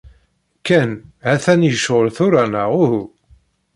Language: Kabyle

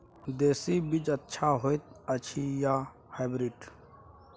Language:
Maithili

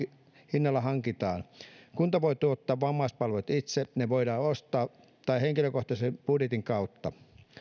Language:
Finnish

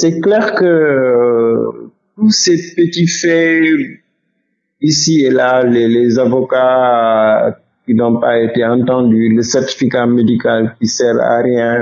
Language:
French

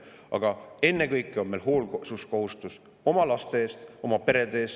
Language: Estonian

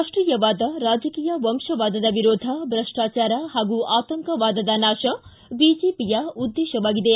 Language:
Kannada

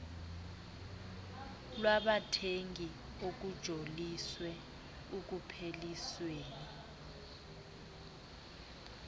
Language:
Xhosa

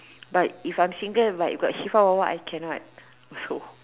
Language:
English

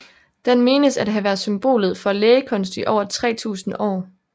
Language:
Danish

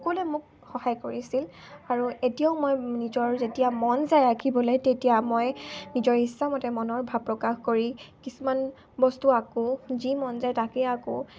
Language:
Assamese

